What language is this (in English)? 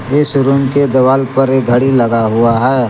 Hindi